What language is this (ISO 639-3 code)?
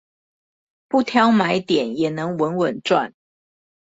zho